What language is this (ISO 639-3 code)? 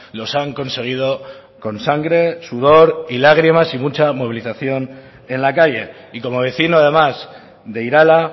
spa